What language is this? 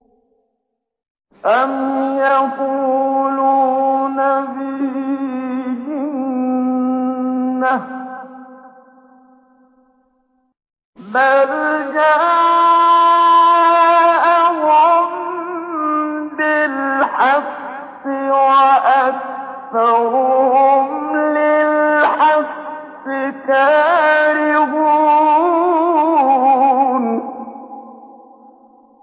Arabic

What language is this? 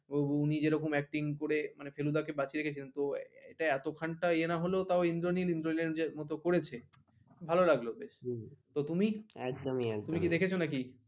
Bangla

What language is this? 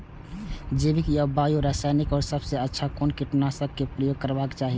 Maithili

